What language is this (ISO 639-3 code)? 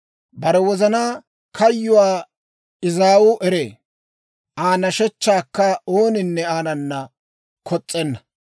dwr